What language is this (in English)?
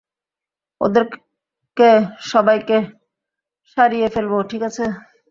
Bangla